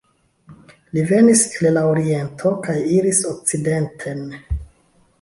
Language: Esperanto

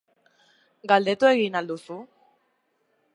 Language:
Basque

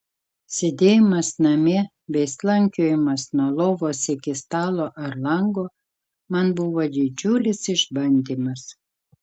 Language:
Lithuanian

